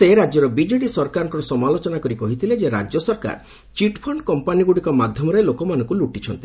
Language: Odia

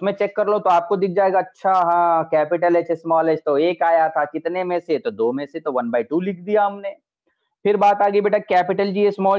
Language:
Hindi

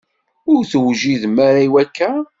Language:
Kabyle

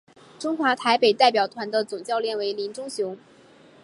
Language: Chinese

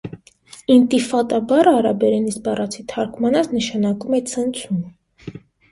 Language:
Armenian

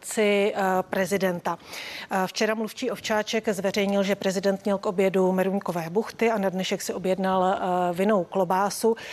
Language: Czech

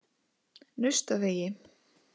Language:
Icelandic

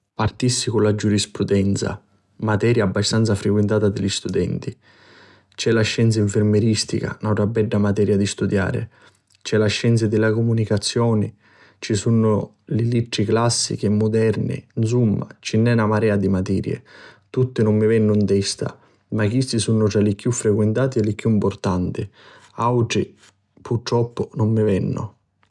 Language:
Sicilian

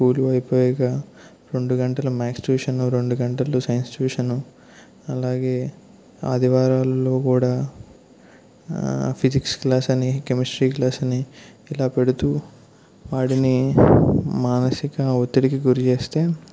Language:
Telugu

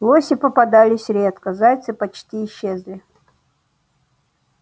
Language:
Russian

